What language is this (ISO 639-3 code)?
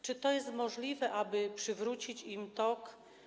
pol